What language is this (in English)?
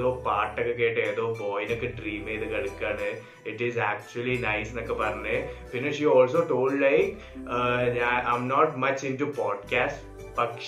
Malayalam